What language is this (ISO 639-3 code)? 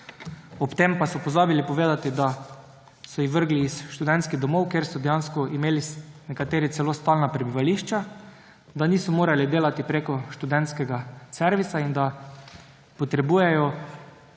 slv